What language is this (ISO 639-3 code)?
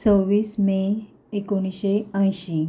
kok